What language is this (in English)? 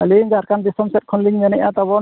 Santali